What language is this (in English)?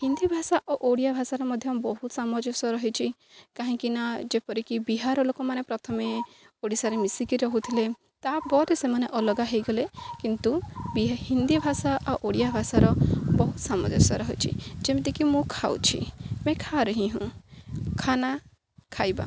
Odia